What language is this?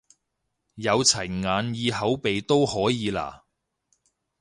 Cantonese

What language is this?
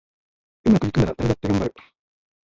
Japanese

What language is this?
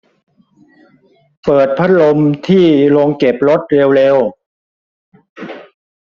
Thai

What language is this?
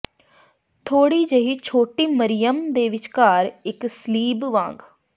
Punjabi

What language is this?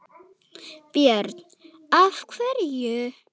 Icelandic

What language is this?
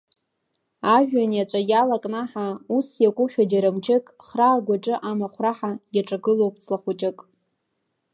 Abkhazian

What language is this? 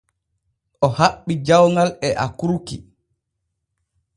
Borgu Fulfulde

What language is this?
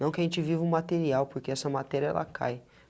Portuguese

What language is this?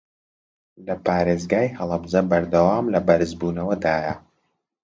Central Kurdish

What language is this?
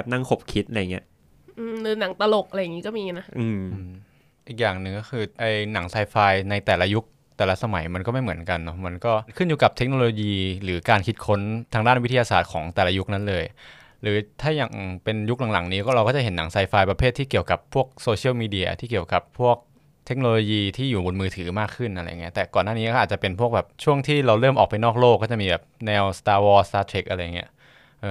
Thai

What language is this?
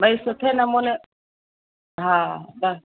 Sindhi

